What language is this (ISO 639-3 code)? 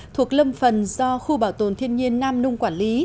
vie